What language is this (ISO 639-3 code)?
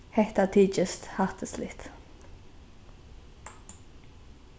fao